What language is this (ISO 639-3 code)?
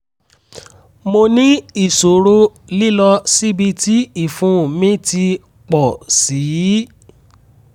yor